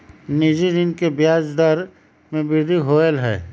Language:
Magahi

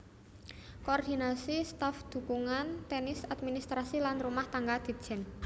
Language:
Javanese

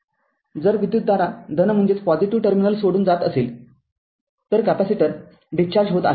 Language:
Marathi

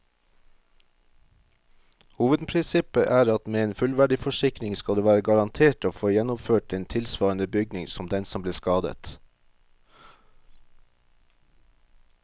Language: Norwegian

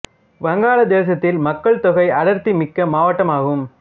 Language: Tamil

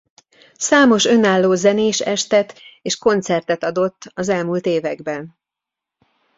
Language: Hungarian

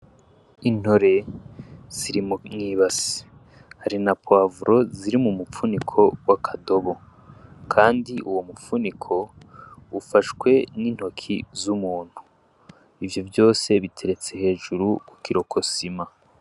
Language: Rundi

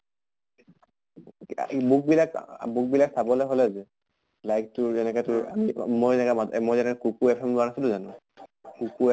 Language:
Assamese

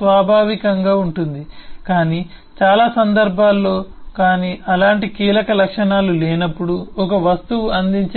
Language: Telugu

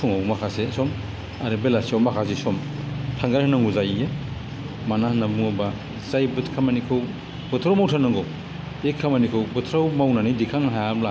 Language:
Bodo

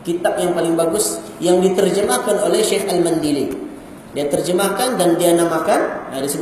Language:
Malay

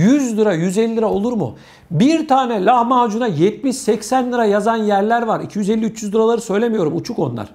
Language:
Turkish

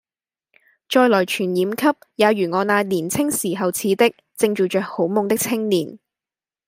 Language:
Cantonese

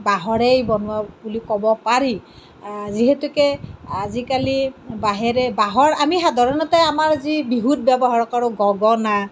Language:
Assamese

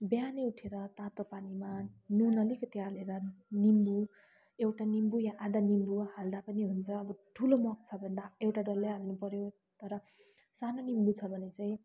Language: Nepali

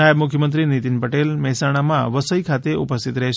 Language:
Gujarati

